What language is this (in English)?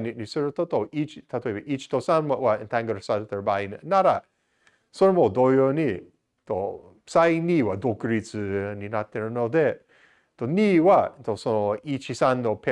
Japanese